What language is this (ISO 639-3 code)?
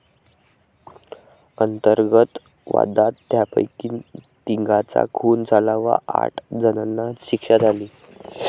mar